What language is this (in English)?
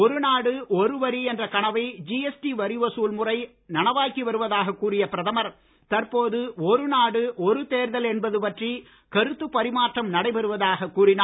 Tamil